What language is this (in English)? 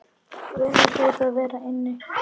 Icelandic